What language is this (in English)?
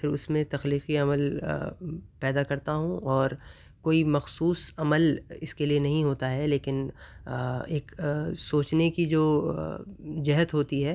Urdu